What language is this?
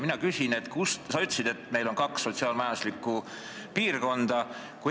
Estonian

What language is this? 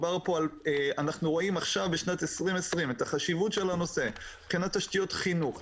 Hebrew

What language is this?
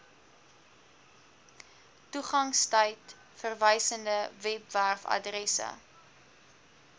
Afrikaans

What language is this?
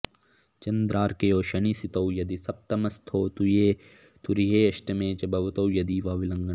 Sanskrit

